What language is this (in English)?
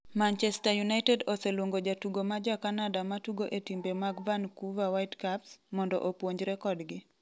Luo (Kenya and Tanzania)